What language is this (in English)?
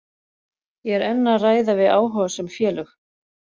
Icelandic